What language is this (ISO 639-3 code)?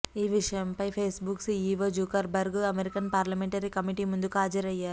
tel